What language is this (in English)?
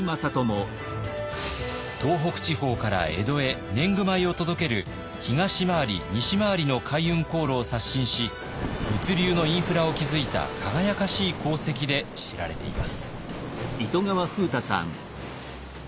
Japanese